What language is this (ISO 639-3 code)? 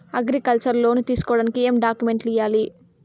tel